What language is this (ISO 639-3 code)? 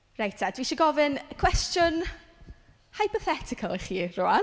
cym